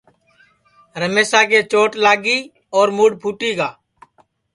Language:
Sansi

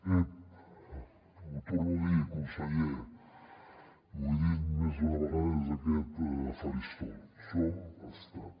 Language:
Catalan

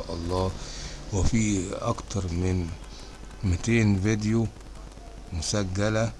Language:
Arabic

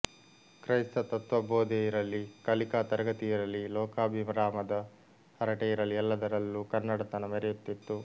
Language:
Kannada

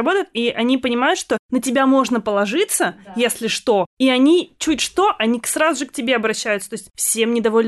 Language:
Russian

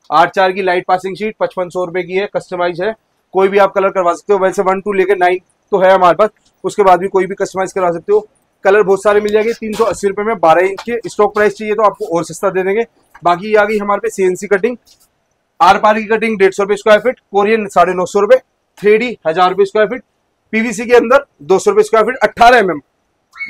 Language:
Hindi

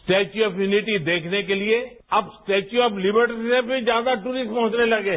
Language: Hindi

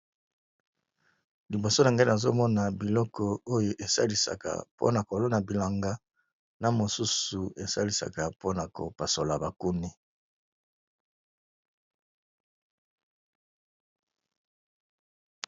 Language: Lingala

